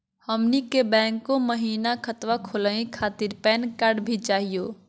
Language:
Magahi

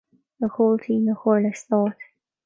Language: Irish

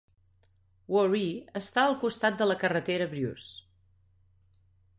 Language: Catalan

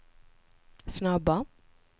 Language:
Swedish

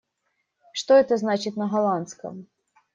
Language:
Russian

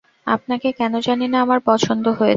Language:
Bangla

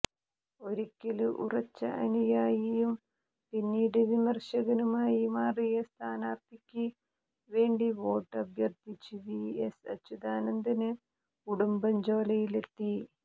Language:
Malayalam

